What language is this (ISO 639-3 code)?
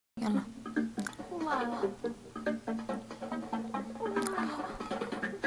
ara